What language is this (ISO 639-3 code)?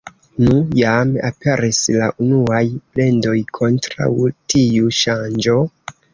epo